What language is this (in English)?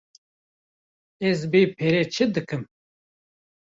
Kurdish